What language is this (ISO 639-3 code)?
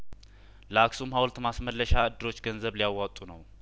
amh